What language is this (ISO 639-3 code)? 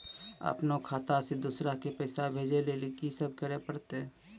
mai